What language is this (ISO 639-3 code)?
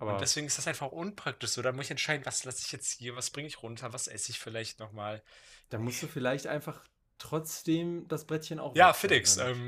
deu